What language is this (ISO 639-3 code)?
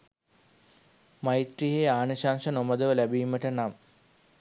sin